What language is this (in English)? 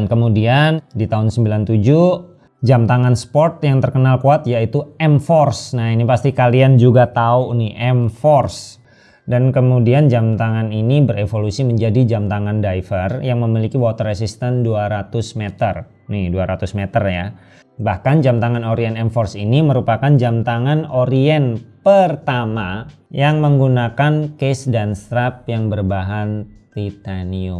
Indonesian